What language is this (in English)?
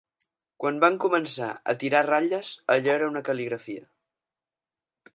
Catalan